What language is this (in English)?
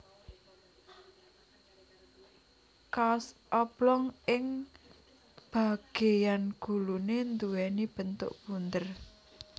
Javanese